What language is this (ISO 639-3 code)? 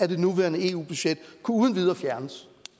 dan